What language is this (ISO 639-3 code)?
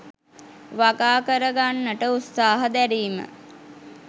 sin